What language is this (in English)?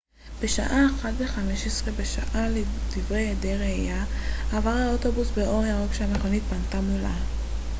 Hebrew